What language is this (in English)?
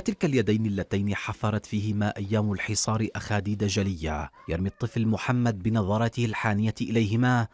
Arabic